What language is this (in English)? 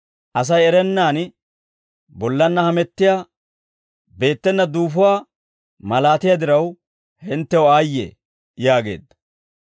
Dawro